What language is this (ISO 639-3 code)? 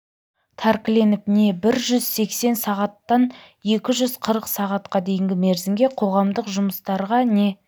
kaz